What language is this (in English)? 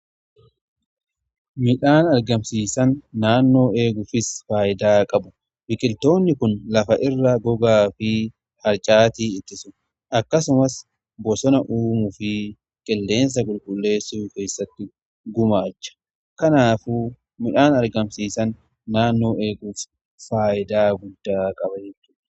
Oromo